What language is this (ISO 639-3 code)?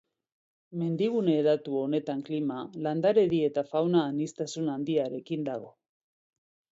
eus